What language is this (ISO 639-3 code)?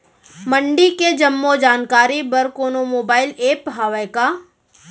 hne